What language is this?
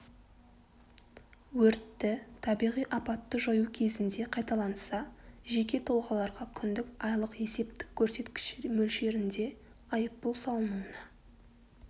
Kazakh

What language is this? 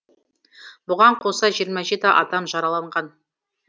Kazakh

